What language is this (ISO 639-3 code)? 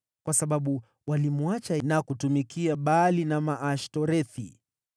swa